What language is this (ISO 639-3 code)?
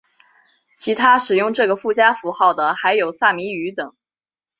zho